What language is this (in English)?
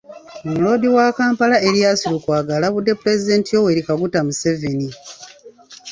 Ganda